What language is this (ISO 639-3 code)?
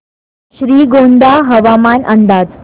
mar